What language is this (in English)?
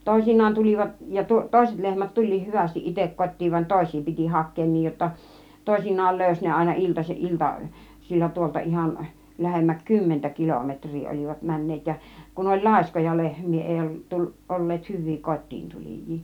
Finnish